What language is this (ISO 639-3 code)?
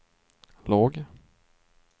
swe